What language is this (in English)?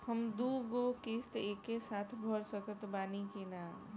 Bhojpuri